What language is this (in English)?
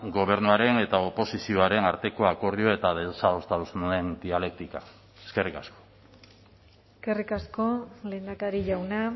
Basque